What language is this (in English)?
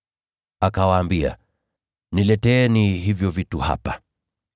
Swahili